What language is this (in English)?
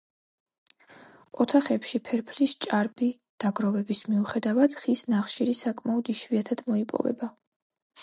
Georgian